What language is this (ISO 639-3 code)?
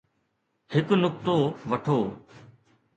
snd